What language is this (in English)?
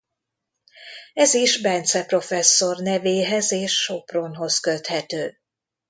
Hungarian